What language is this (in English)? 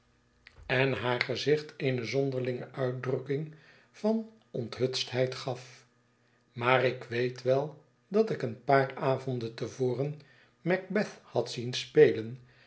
Dutch